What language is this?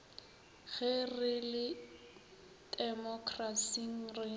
Northern Sotho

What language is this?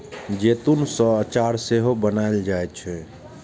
Maithili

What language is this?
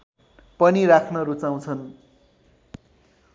Nepali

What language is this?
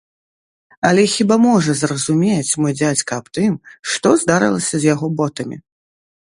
Belarusian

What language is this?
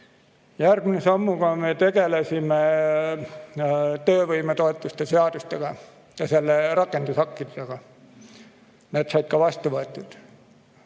Estonian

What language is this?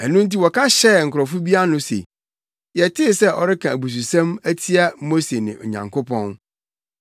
Akan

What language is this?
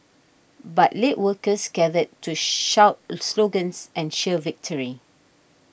English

